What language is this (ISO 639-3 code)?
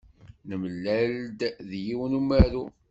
kab